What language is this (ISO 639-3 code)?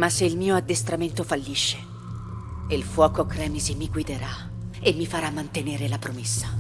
ita